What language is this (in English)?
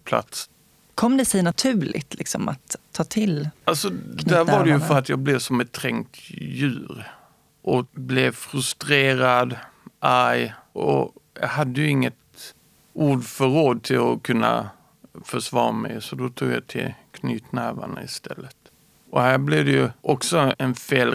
Swedish